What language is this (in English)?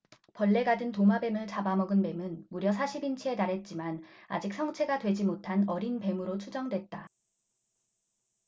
Korean